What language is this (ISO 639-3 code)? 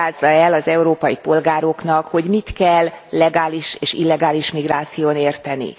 hun